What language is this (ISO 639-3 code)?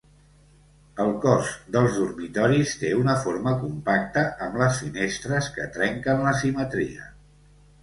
cat